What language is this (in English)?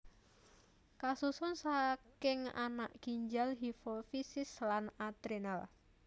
Javanese